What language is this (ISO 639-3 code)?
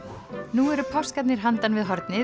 isl